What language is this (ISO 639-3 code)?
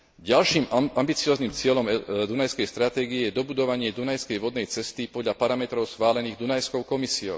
slk